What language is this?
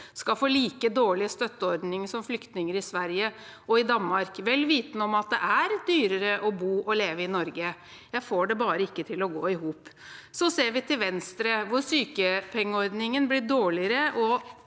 Norwegian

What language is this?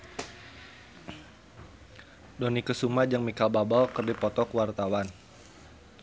Sundanese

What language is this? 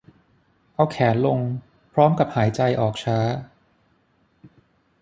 Thai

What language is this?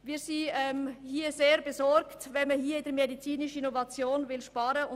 Swiss German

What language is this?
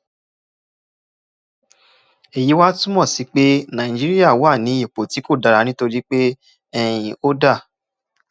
Yoruba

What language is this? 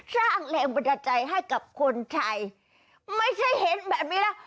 Thai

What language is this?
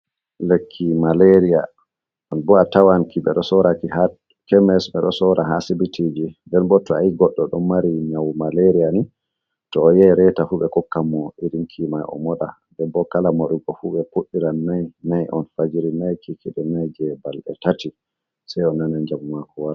Fula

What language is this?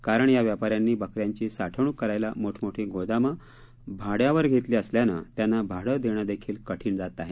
Marathi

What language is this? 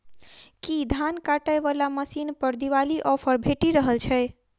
Maithili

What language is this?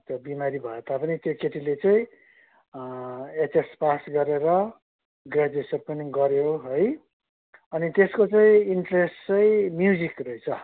Nepali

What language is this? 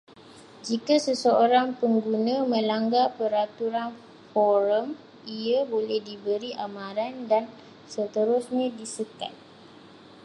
Malay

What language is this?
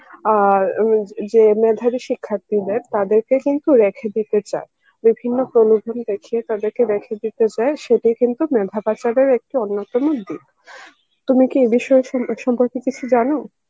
Bangla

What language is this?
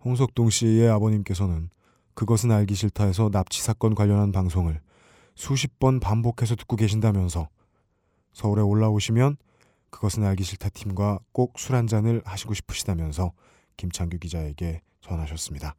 Korean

